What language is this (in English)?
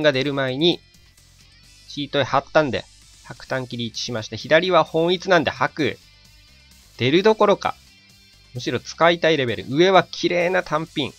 Japanese